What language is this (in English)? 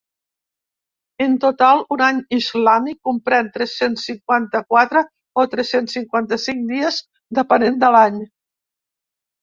Catalan